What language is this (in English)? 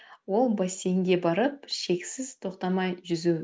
Kazakh